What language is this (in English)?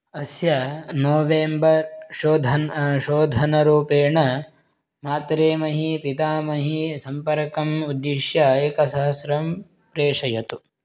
Sanskrit